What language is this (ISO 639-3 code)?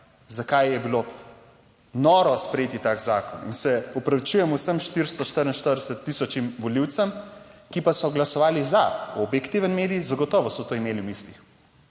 slv